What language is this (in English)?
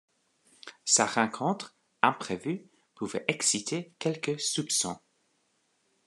French